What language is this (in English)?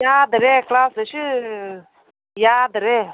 Manipuri